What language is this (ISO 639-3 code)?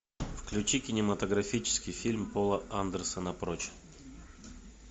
rus